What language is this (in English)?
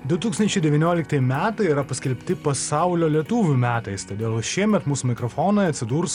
Lithuanian